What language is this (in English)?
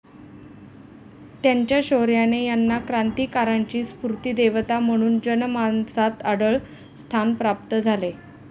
Marathi